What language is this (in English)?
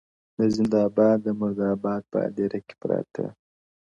Pashto